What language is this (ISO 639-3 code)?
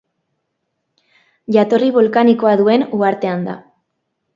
eus